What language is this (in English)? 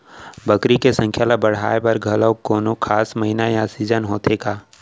Chhattisgarhi